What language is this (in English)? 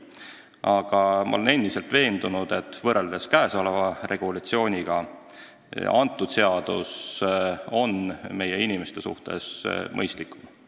Estonian